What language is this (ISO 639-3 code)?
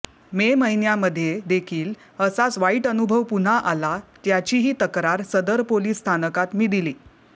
mar